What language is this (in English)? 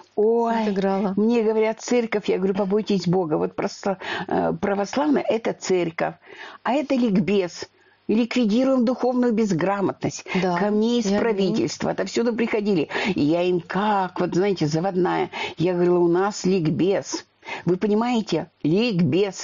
Russian